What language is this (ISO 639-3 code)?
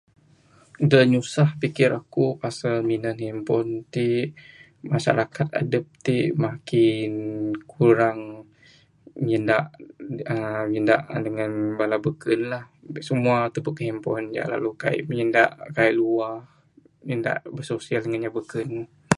sdo